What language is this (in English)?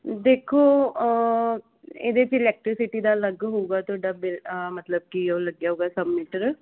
Punjabi